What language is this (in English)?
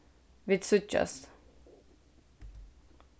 Faroese